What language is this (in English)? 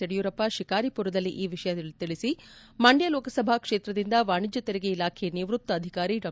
Kannada